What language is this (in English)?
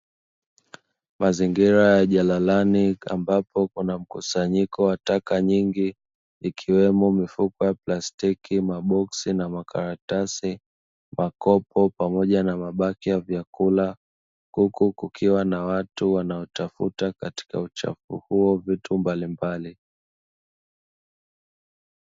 Swahili